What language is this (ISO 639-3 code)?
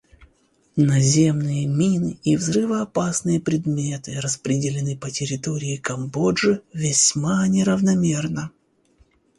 rus